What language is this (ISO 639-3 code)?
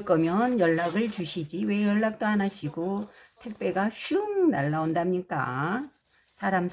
kor